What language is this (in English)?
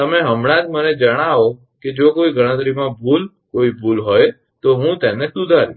Gujarati